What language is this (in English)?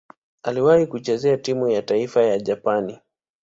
Swahili